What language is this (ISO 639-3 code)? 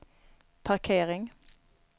swe